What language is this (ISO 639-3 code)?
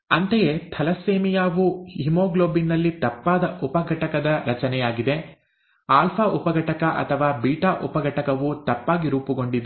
kan